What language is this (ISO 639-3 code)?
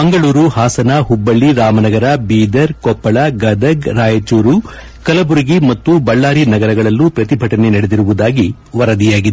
kan